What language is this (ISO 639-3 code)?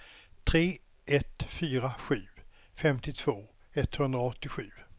swe